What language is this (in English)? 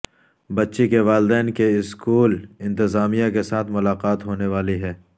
Urdu